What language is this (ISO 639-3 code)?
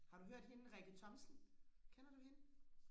dan